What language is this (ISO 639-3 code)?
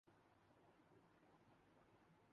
urd